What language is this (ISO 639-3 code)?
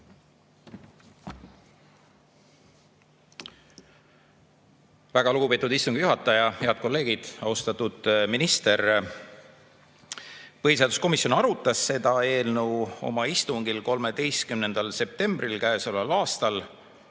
est